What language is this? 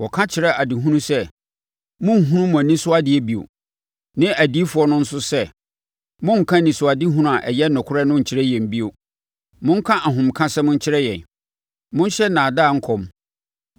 Akan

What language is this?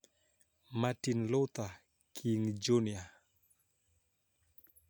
Luo (Kenya and Tanzania)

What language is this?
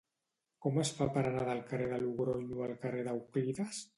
Catalan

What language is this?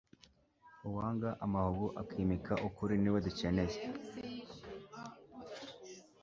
Kinyarwanda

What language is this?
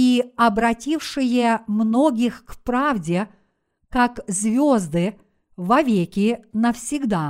Russian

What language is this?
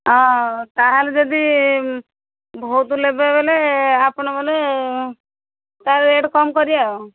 Odia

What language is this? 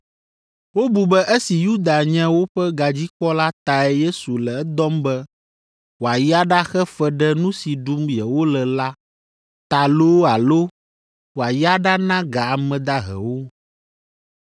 Ewe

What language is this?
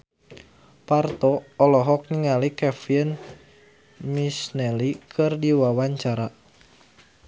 Sundanese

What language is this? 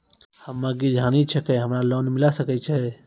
Maithili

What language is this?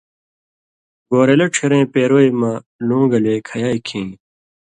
Indus Kohistani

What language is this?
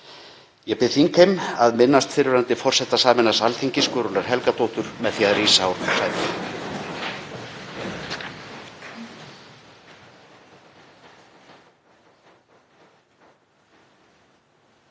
Icelandic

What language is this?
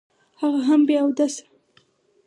Pashto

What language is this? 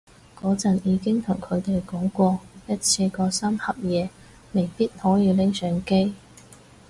Cantonese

